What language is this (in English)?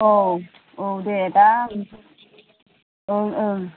Bodo